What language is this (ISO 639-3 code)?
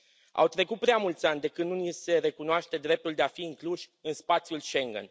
ron